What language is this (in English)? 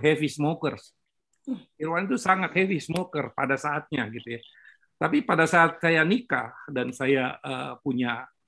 Indonesian